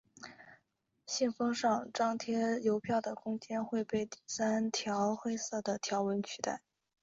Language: Chinese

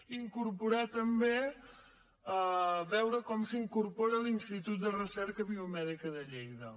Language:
Catalan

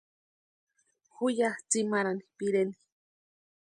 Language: Western Highland Purepecha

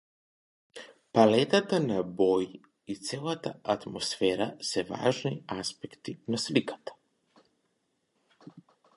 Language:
Macedonian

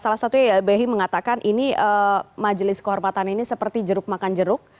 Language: Indonesian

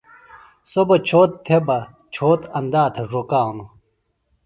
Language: Phalura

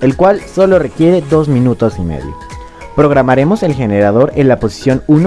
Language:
Spanish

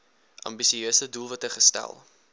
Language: Afrikaans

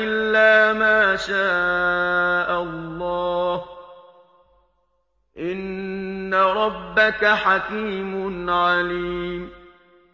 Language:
Arabic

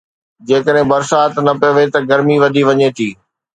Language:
Sindhi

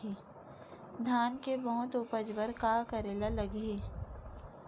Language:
Chhattisgarhi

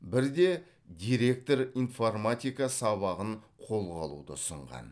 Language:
Kazakh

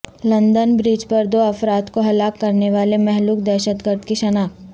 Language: Urdu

